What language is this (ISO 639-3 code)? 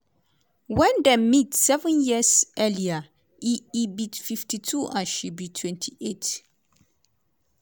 pcm